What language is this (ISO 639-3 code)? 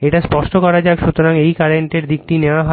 ben